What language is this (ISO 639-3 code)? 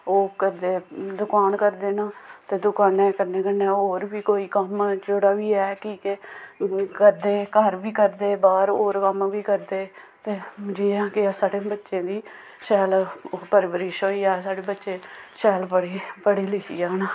doi